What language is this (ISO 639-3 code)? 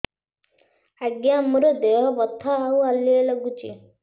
ori